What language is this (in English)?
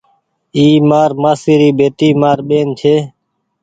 Goaria